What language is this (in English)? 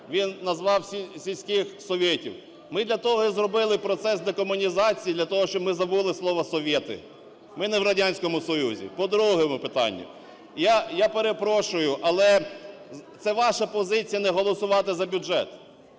Ukrainian